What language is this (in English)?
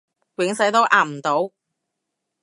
Cantonese